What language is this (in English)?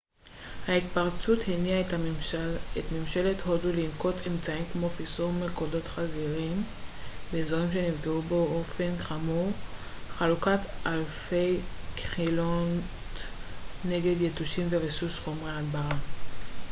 Hebrew